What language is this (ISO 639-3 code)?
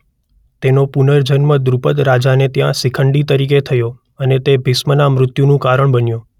guj